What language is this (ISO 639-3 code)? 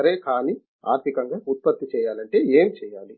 tel